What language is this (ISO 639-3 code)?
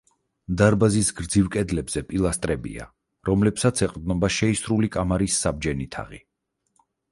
kat